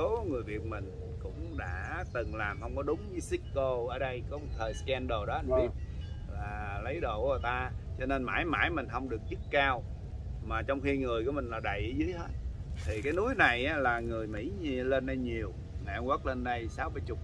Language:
Vietnamese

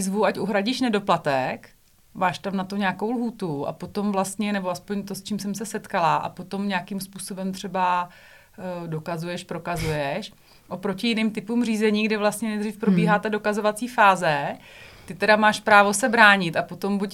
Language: Czech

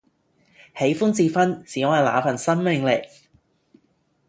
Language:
Cantonese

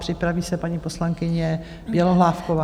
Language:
Czech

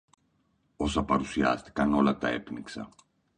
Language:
Greek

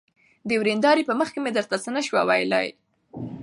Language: Pashto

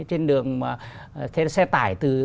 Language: Vietnamese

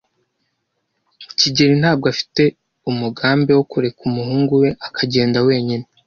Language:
Kinyarwanda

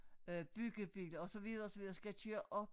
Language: Danish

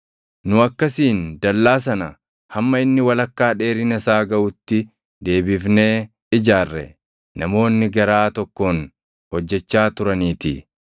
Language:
Oromo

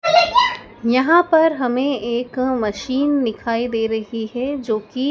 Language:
Hindi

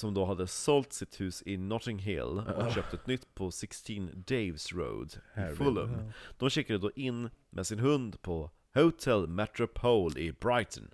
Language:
Swedish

